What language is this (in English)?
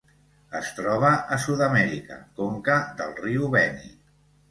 Catalan